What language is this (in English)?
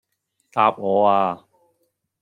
Cantonese